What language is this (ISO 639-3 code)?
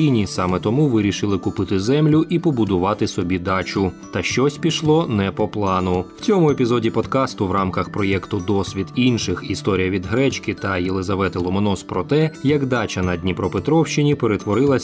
ukr